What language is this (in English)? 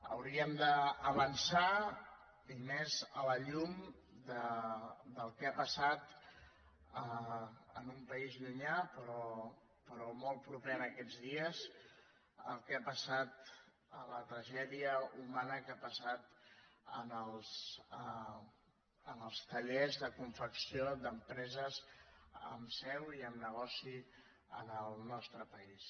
Catalan